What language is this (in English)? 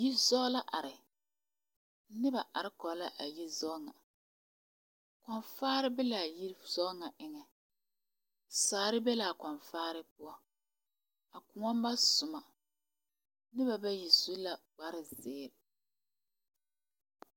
Southern Dagaare